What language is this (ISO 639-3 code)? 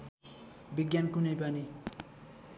nep